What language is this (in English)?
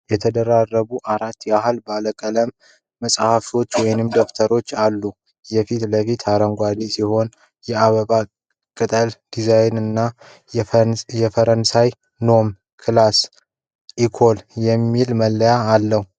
Amharic